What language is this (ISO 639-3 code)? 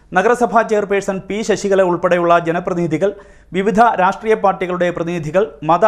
mal